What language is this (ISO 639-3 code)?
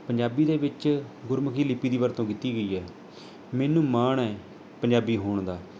pan